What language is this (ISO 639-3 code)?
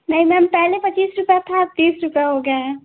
hin